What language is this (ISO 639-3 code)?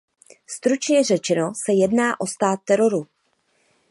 ces